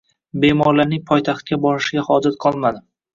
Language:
Uzbek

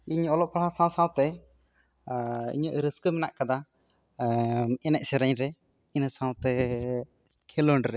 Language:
Santali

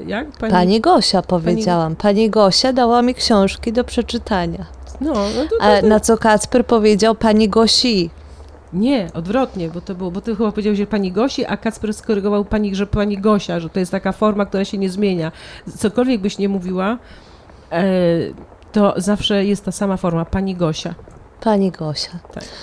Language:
Polish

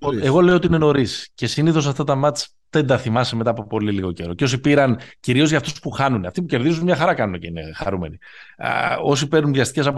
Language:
Greek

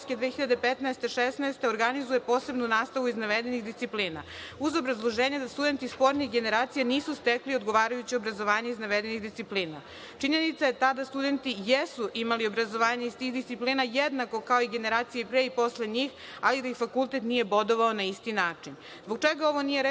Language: Serbian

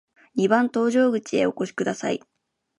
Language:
Japanese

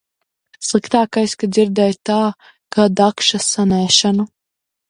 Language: Latvian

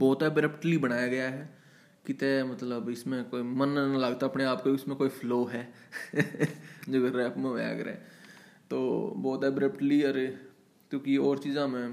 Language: Hindi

